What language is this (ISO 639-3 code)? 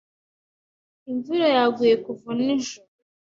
kin